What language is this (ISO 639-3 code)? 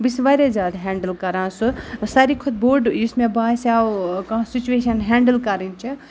kas